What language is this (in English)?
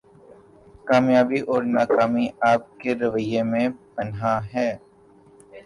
Urdu